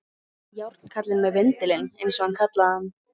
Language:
Icelandic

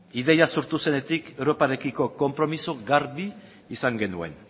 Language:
Basque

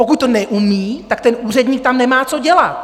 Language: Czech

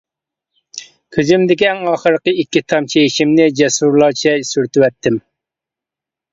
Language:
Uyghur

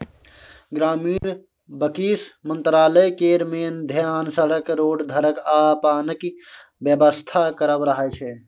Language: Maithili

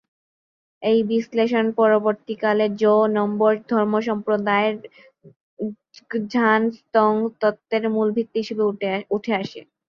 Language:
Bangla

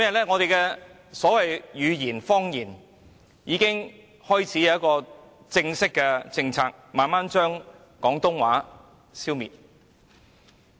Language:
Cantonese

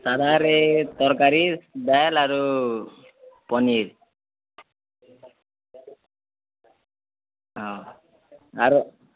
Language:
Odia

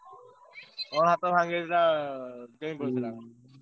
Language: Odia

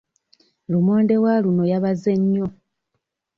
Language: Ganda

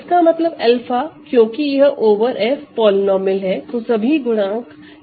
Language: Hindi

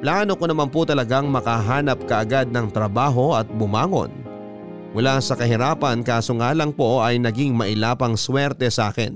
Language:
Filipino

